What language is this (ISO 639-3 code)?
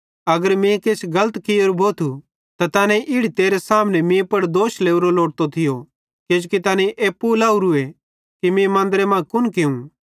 bhd